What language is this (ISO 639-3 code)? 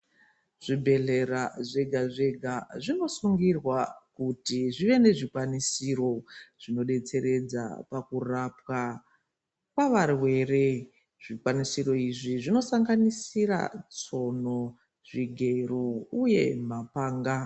ndc